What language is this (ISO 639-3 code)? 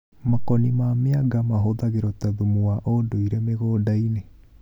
kik